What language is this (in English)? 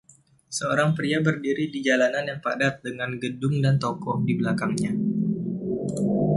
Indonesian